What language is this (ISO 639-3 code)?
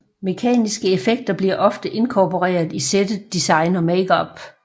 dan